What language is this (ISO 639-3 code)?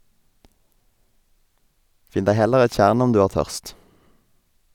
nor